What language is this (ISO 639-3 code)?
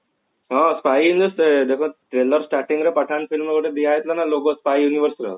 ori